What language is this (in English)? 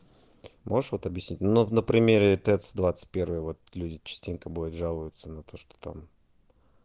Russian